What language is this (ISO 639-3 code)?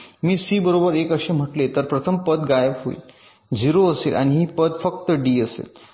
mar